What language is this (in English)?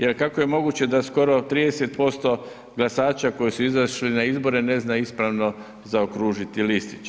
Croatian